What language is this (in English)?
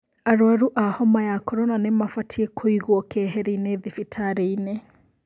Kikuyu